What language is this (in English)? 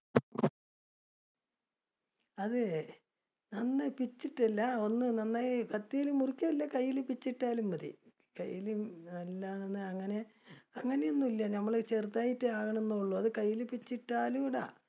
Malayalam